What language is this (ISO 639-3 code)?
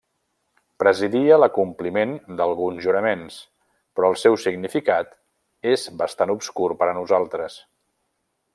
cat